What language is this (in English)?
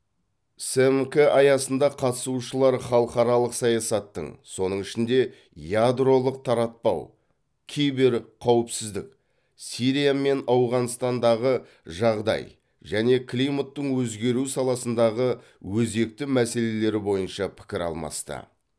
Kazakh